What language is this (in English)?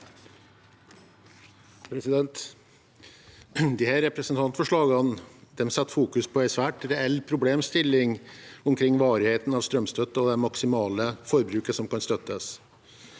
Norwegian